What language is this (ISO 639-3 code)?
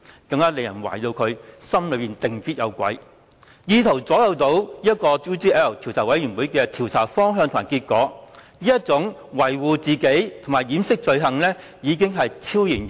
yue